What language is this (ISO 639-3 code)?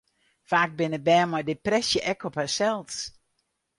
fry